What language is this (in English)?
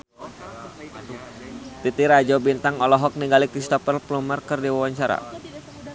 Sundanese